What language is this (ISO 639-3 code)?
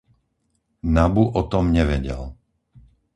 slk